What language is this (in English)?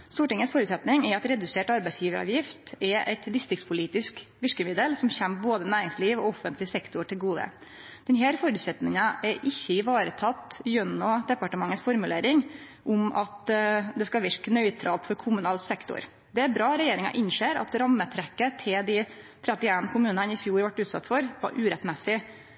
Norwegian Nynorsk